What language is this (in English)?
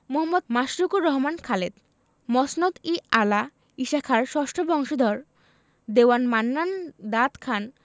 Bangla